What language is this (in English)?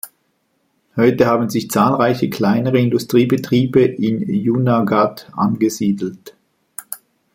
German